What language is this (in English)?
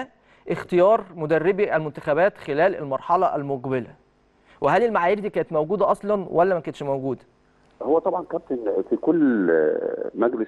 Arabic